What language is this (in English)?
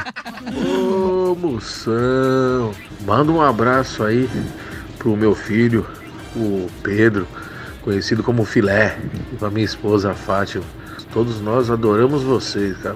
Portuguese